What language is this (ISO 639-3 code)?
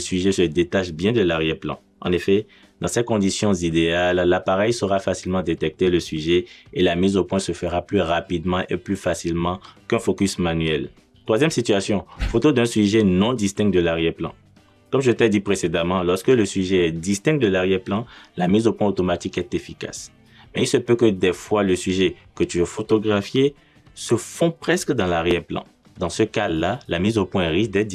fra